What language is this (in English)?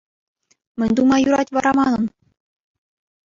Chuvash